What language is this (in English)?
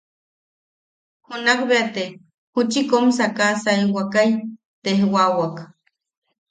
Yaqui